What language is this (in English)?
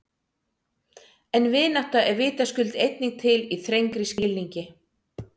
Icelandic